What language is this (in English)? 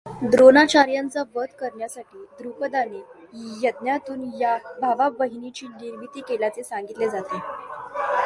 Marathi